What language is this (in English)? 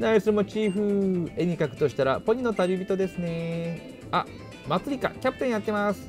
Japanese